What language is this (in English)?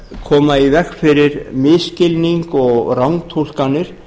Icelandic